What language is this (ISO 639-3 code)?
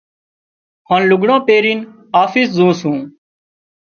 kxp